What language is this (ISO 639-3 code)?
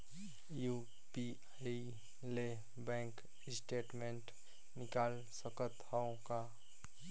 hne